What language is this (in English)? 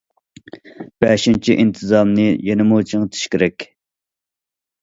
Uyghur